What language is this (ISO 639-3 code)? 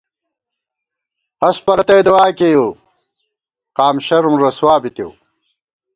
gwt